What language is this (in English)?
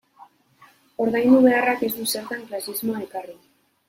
Basque